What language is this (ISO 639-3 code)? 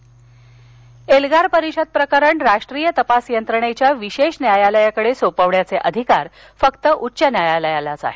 mar